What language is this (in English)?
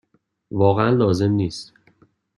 Persian